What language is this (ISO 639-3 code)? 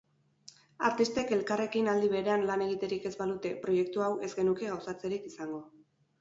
eus